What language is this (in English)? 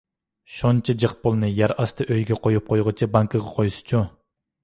Uyghur